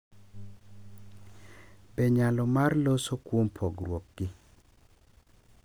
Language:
Luo (Kenya and Tanzania)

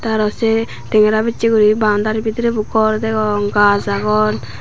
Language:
Chakma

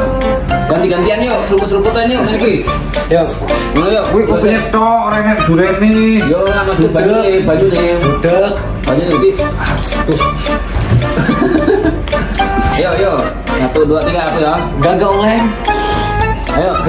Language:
Indonesian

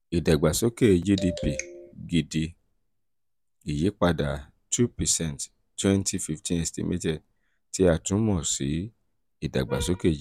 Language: Yoruba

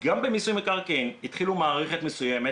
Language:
Hebrew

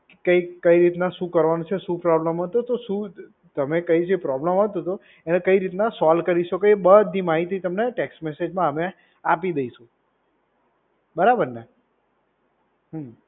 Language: Gujarati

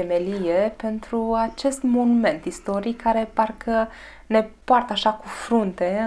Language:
Romanian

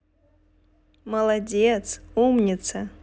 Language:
Russian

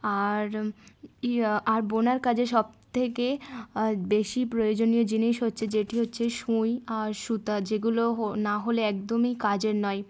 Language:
Bangla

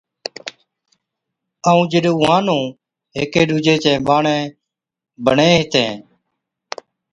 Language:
Od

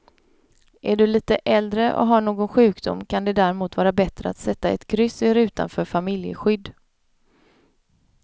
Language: Swedish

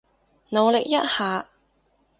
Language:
Cantonese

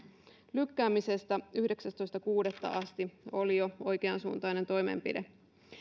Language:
Finnish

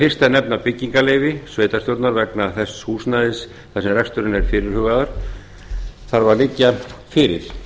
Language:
Icelandic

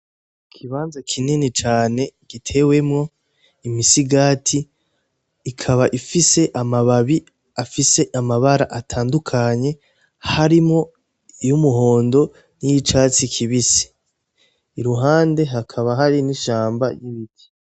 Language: Rundi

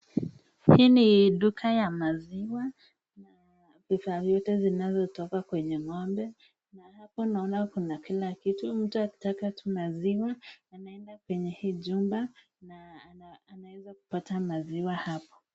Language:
Swahili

